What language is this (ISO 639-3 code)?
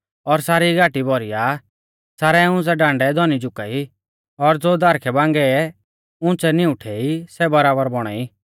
bfz